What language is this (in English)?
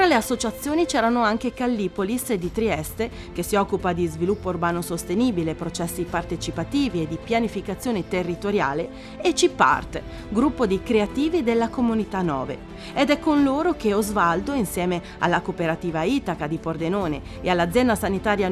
Italian